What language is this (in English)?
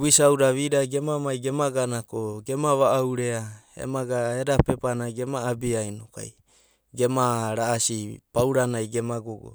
Abadi